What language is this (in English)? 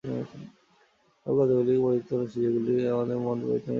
Bangla